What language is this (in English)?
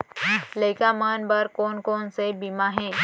Chhattisgarhi